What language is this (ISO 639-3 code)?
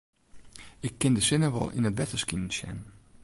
fry